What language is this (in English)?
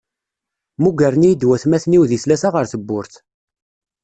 Kabyle